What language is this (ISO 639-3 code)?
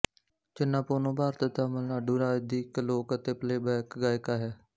pan